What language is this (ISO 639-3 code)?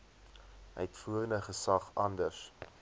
afr